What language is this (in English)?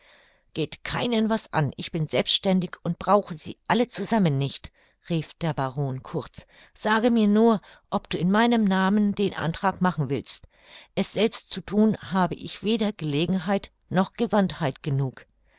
German